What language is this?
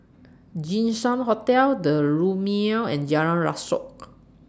English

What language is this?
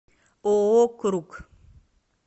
Russian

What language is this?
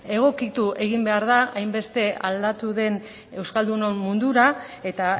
Basque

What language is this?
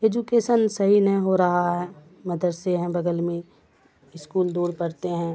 Urdu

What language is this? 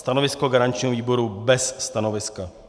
Czech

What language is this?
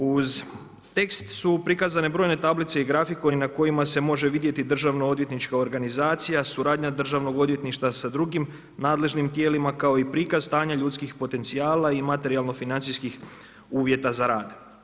Croatian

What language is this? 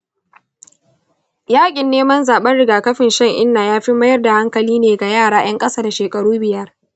Hausa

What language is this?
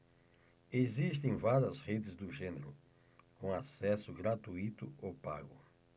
Portuguese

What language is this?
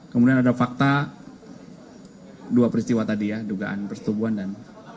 Indonesian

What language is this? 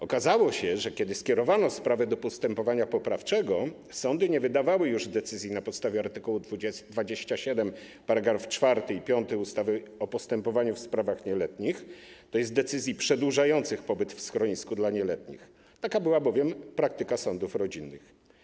Polish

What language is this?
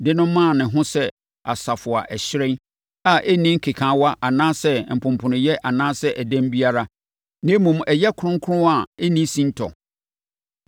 Akan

